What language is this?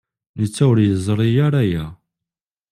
Kabyle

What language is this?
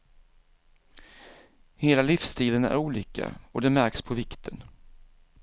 Swedish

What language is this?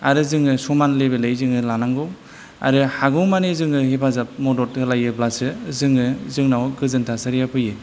Bodo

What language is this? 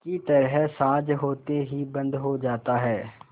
Hindi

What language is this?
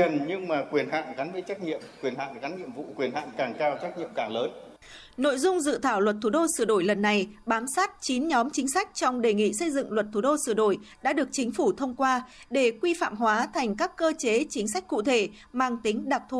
Vietnamese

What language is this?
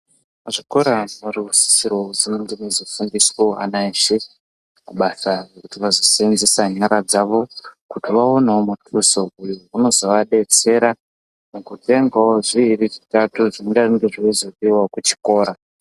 Ndau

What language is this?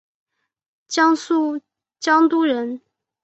Chinese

